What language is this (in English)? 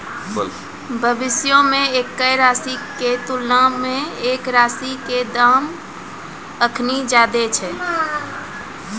Maithili